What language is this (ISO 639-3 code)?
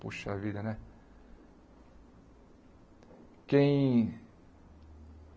por